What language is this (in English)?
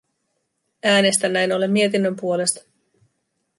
Finnish